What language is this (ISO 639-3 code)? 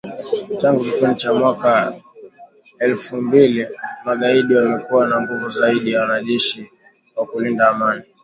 swa